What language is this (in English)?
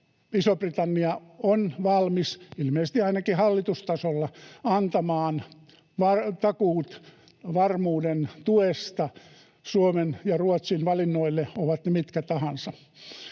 Finnish